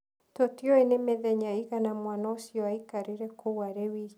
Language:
Kikuyu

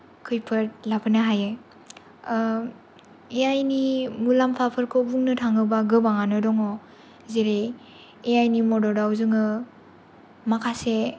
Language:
Bodo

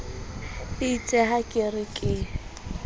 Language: Southern Sotho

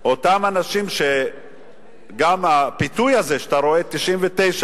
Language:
Hebrew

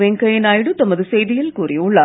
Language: Tamil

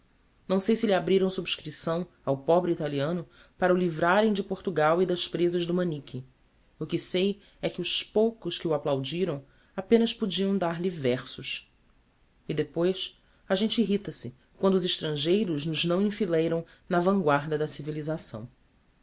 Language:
Portuguese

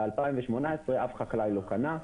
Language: Hebrew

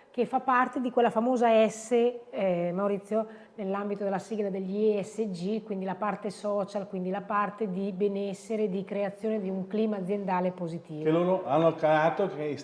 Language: Italian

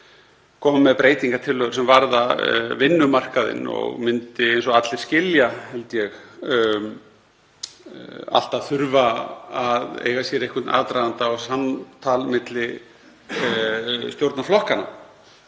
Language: Icelandic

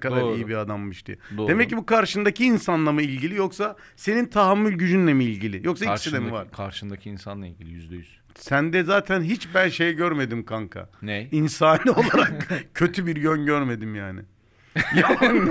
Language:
Turkish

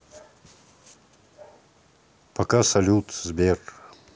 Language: Russian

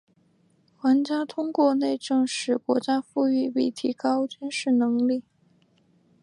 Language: Chinese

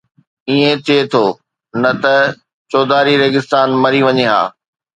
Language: Sindhi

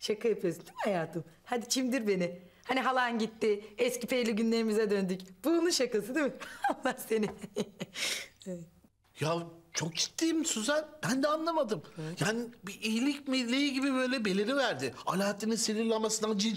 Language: Turkish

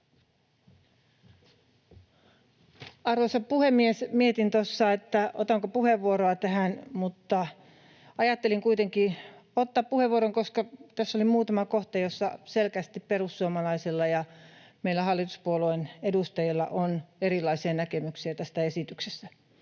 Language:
Finnish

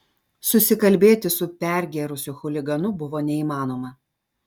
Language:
Lithuanian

